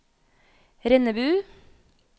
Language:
Norwegian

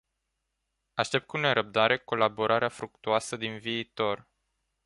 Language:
Romanian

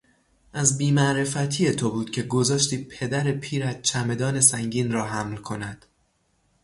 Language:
Persian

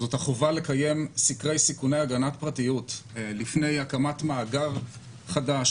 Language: Hebrew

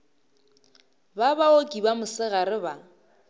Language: Northern Sotho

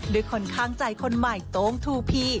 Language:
Thai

